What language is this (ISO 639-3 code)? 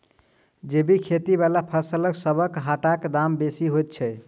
mai